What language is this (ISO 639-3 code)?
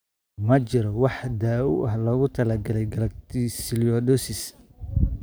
som